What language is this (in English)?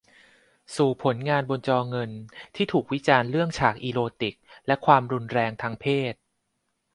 Thai